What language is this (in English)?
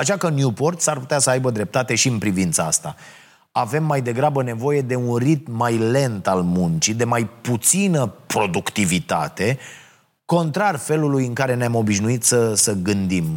Romanian